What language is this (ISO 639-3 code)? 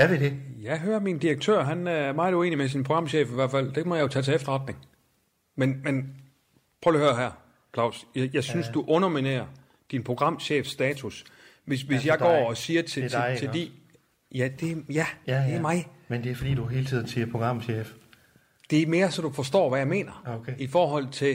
dan